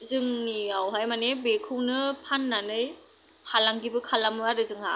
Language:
Bodo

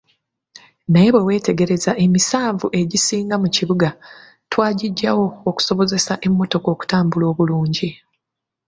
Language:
Ganda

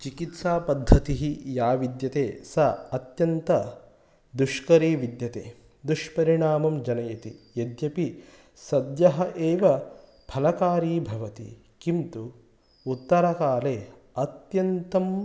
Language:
Sanskrit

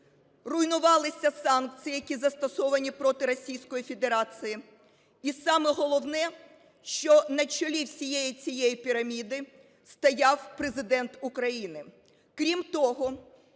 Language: Ukrainian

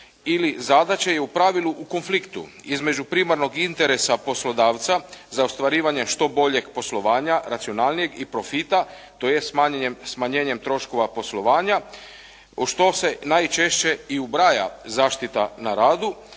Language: Croatian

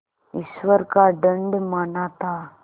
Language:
Hindi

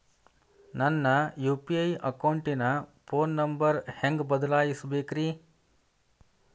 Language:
Kannada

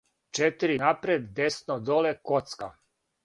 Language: Serbian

